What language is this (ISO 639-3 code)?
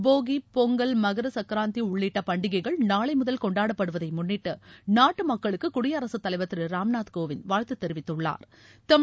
tam